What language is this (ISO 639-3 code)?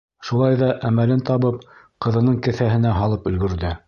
bak